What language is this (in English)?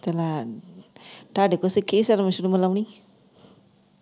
Punjabi